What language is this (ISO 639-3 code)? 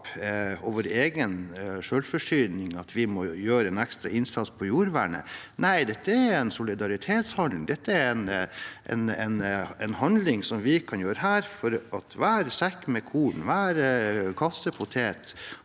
nor